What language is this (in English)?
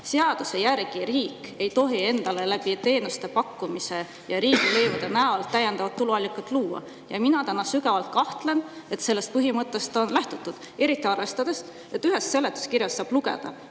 Estonian